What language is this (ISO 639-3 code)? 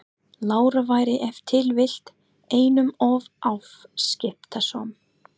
isl